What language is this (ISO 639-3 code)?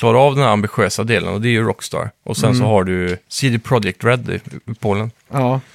swe